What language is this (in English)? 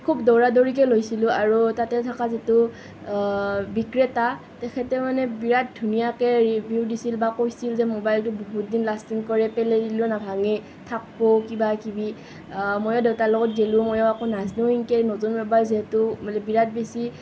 Assamese